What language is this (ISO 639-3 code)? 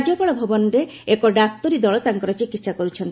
ori